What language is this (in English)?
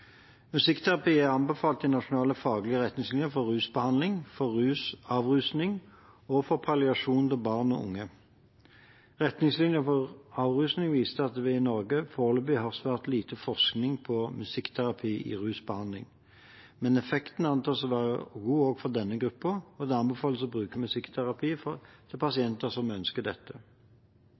Norwegian Bokmål